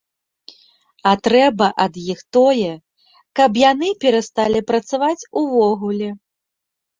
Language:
Belarusian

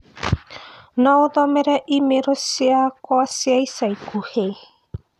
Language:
Kikuyu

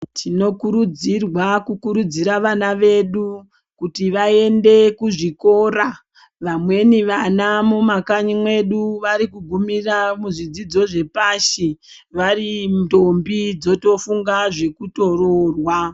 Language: Ndau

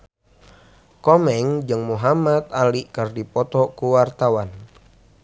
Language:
Sundanese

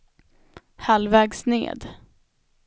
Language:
Swedish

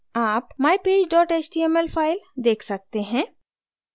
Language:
Hindi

